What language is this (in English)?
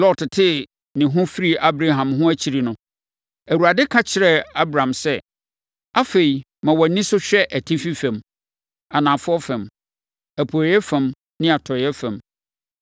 Akan